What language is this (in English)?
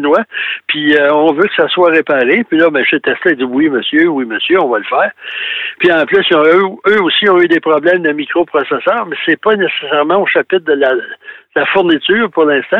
French